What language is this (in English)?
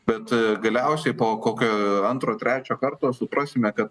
Lithuanian